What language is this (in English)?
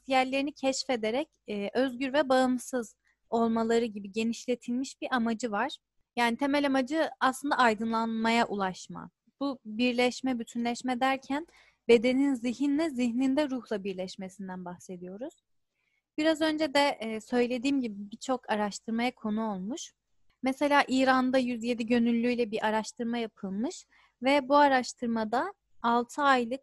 Turkish